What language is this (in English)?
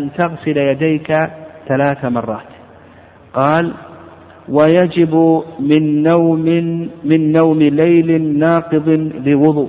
Arabic